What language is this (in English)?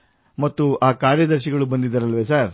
Kannada